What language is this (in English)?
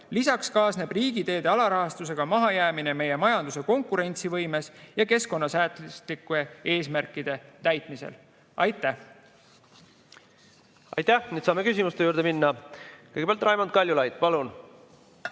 Estonian